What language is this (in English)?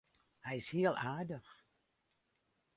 Western Frisian